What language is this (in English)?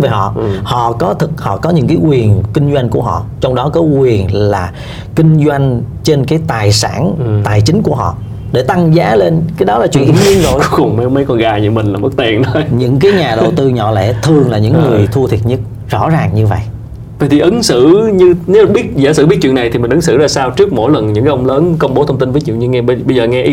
Vietnamese